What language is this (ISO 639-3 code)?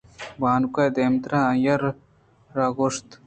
bgp